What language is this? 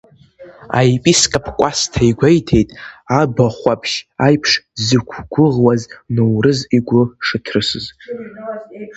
Abkhazian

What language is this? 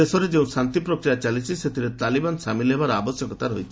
Odia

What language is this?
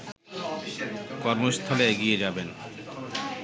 Bangla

